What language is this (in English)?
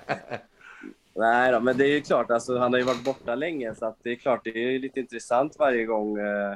Swedish